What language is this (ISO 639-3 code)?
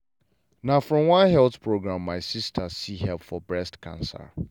pcm